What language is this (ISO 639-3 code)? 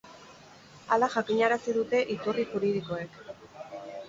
eus